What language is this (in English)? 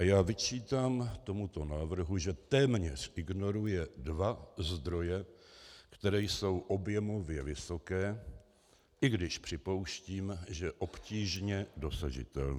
Czech